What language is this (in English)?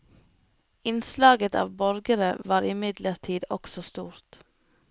Norwegian